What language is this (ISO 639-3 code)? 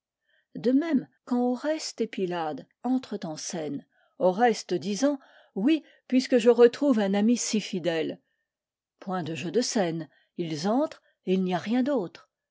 fra